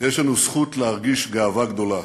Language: Hebrew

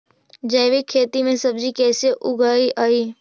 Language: Magahi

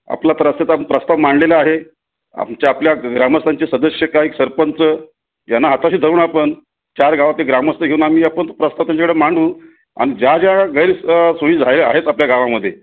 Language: Marathi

